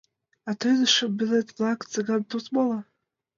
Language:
Mari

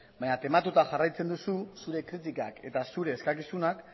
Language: Basque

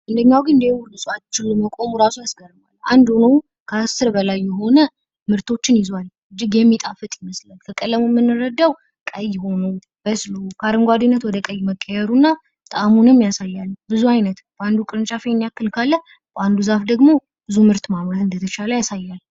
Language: Amharic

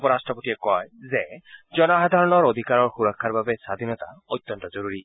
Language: Assamese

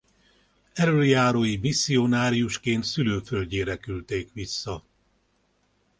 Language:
Hungarian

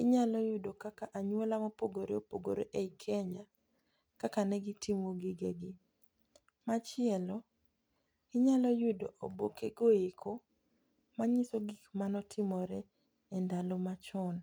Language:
Luo (Kenya and Tanzania)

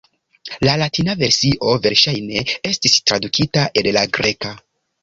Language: Esperanto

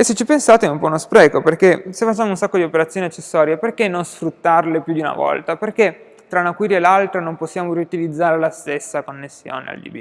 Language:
Italian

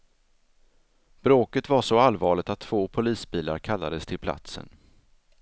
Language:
Swedish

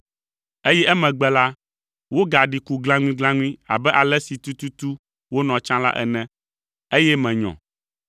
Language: Ewe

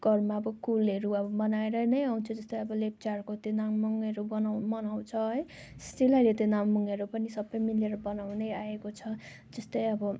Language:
Nepali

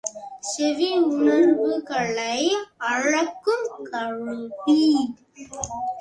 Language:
Tamil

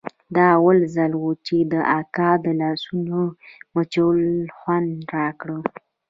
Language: Pashto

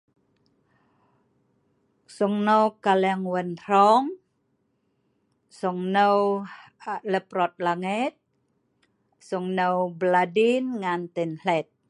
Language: Sa'ban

